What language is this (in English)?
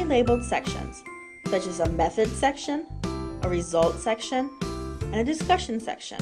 English